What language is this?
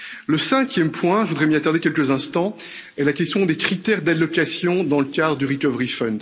French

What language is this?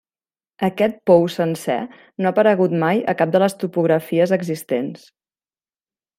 Catalan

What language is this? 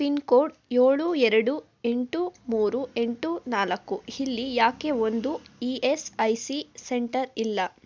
Kannada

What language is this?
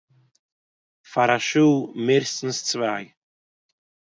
Yiddish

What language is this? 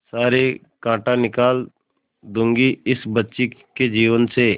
Hindi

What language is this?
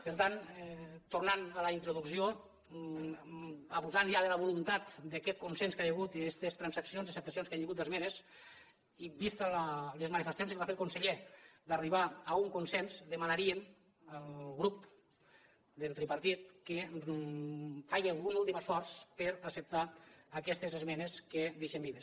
Catalan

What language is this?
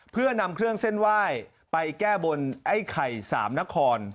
Thai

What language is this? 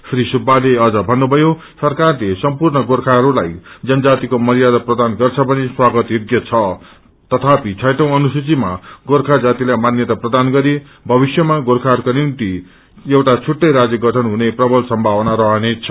Nepali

